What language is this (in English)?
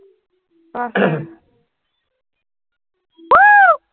Assamese